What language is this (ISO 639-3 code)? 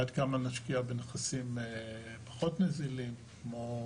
heb